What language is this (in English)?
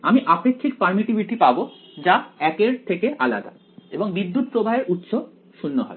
Bangla